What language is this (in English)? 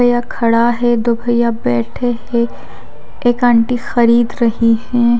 Hindi